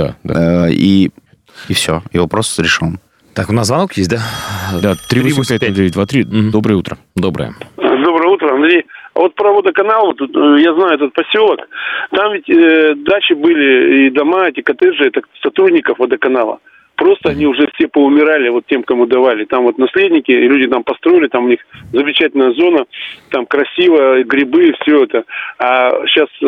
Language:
Russian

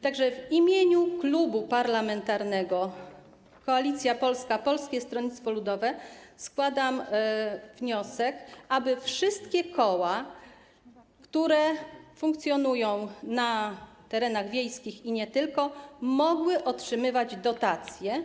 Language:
Polish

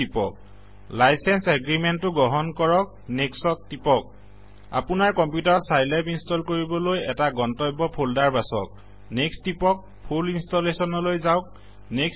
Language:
Assamese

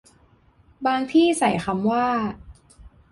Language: Thai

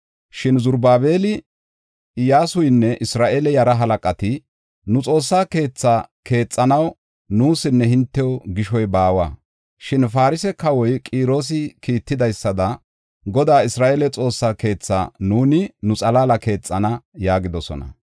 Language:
Gofa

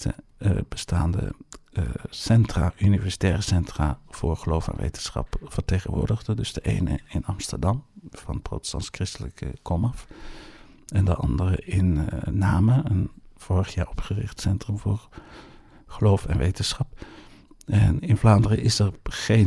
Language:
Dutch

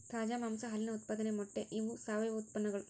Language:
Kannada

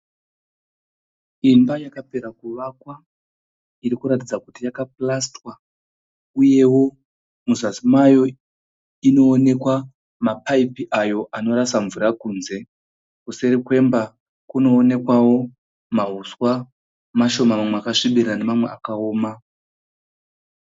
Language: Shona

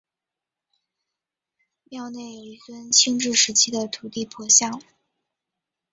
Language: Chinese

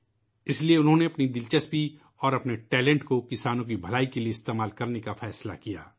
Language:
Urdu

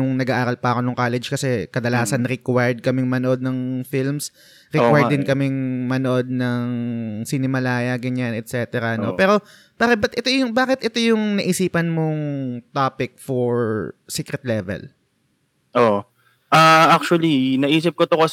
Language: Filipino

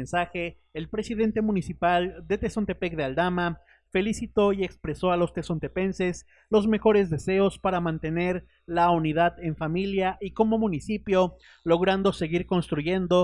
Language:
Spanish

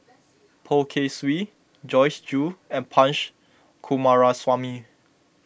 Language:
English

